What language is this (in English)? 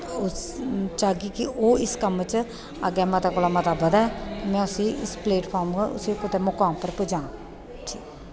Dogri